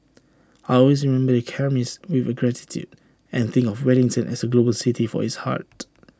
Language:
English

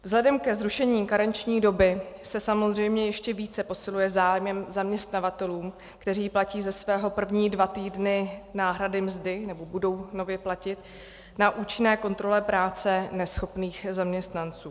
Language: Czech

